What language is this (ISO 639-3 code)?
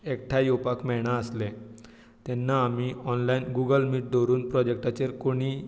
kok